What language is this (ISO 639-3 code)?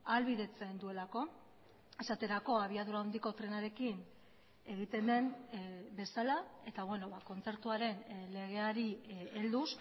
eus